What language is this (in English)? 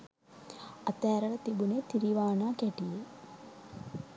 Sinhala